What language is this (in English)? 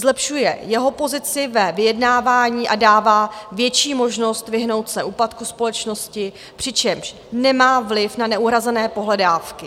Czech